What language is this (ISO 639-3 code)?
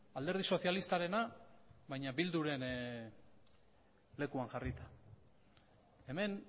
eus